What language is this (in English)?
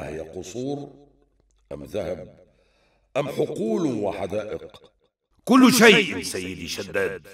Arabic